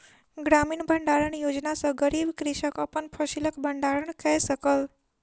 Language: Maithili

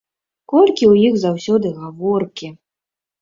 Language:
Belarusian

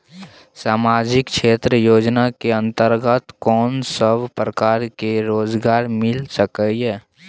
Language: Maithili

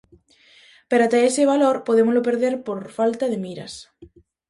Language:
Galician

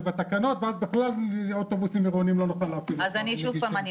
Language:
Hebrew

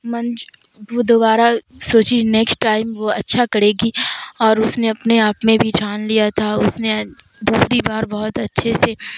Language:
Urdu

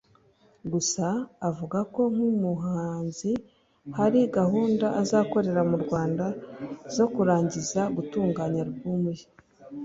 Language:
Kinyarwanda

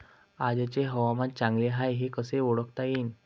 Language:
Marathi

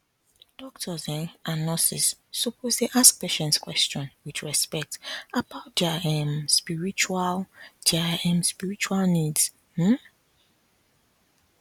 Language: Nigerian Pidgin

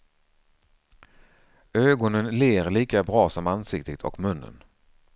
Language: Swedish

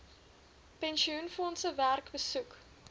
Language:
Afrikaans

